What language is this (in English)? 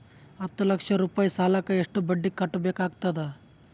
Kannada